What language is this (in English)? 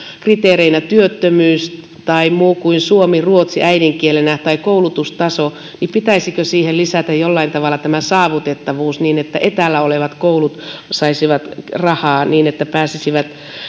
Finnish